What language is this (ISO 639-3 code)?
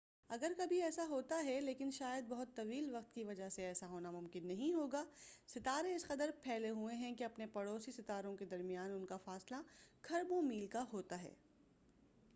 urd